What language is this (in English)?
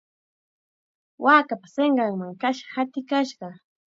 Chiquián Ancash Quechua